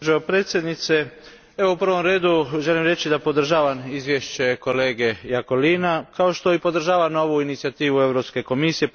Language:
Croatian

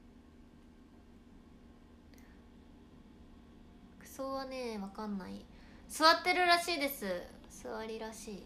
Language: Japanese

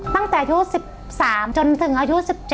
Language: Thai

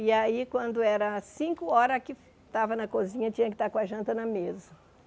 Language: Portuguese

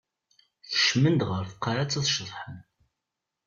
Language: Kabyle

